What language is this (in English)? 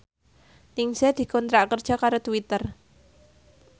Javanese